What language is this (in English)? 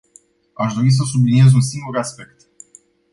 Romanian